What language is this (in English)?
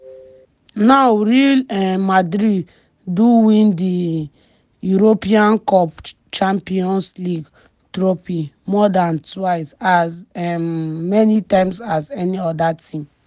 Nigerian Pidgin